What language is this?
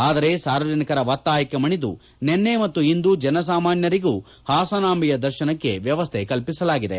Kannada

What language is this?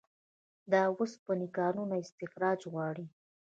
Pashto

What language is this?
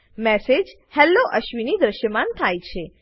Gujarati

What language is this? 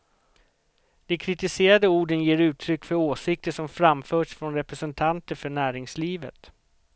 Swedish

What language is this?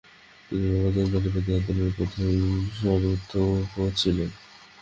Bangla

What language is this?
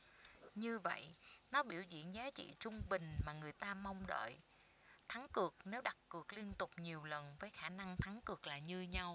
Vietnamese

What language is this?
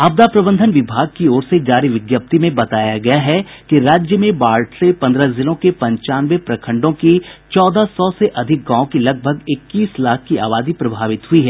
Hindi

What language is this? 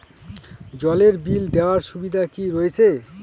Bangla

